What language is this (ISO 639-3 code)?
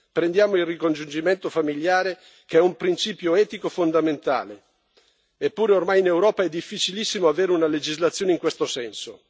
ita